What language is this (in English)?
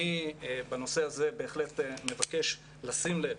Hebrew